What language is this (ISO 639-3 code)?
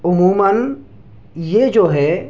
urd